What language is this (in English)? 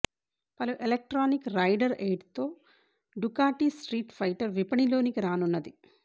Telugu